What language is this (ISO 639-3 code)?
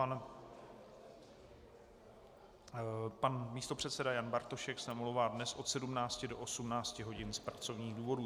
ces